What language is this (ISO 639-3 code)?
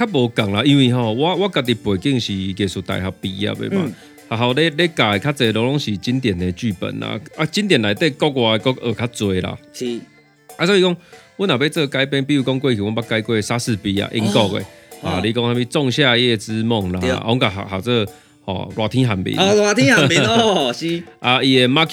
zho